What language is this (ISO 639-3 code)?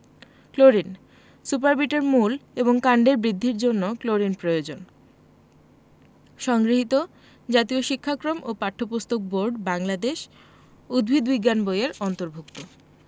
ben